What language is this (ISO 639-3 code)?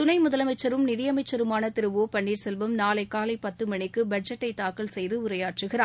tam